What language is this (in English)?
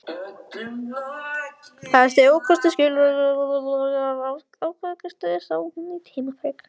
Icelandic